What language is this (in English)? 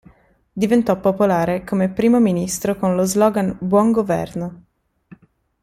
Italian